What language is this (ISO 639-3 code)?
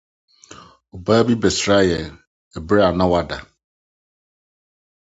aka